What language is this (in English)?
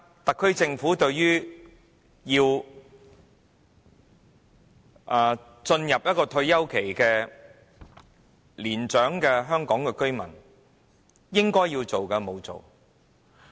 Cantonese